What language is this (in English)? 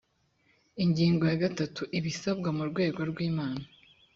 Kinyarwanda